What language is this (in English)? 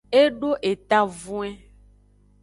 Aja (Benin)